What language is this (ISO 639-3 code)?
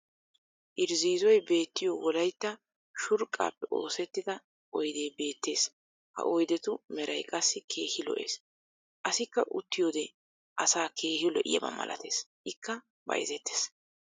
wal